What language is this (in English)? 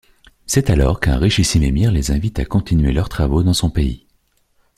French